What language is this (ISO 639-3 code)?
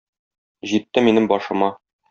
tat